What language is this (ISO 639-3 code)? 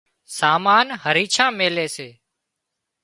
kxp